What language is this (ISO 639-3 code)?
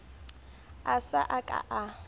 sot